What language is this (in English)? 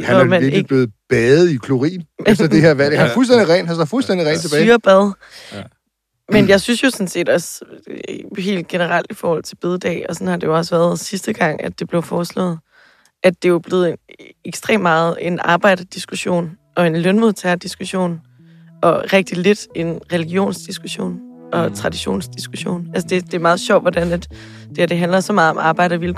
Danish